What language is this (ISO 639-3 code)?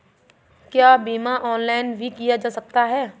hin